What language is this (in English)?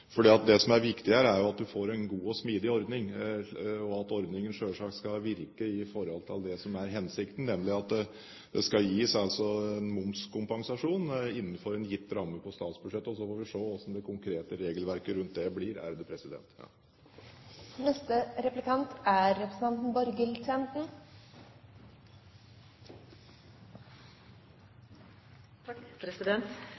Norwegian Bokmål